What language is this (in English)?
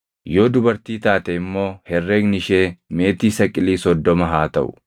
Oromo